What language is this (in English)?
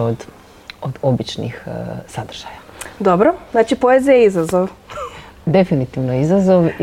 Croatian